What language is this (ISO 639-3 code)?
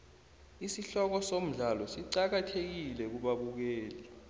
nbl